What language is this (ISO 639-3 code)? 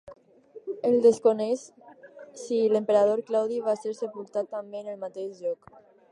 cat